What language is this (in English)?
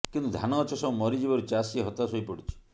Odia